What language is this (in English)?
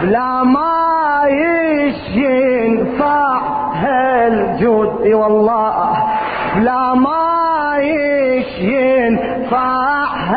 Arabic